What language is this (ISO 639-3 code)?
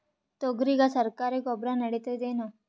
kan